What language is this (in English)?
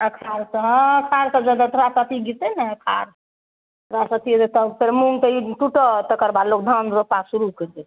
Maithili